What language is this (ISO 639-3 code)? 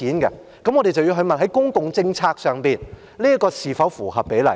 yue